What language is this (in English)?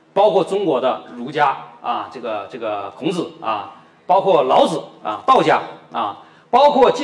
Chinese